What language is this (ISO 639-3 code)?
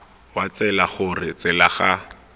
tsn